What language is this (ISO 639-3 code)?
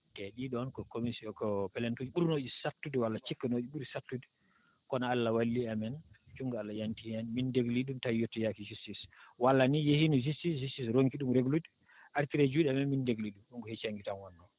ful